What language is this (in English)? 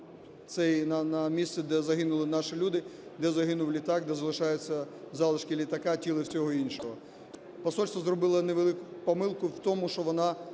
Ukrainian